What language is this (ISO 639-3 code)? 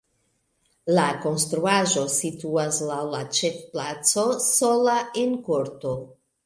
epo